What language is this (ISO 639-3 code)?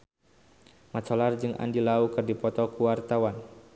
sun